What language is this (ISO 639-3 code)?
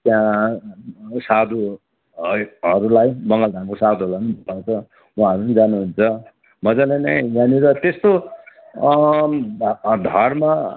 nep